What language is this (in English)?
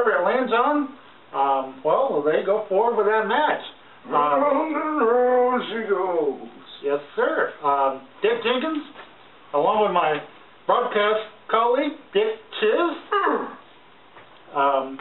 English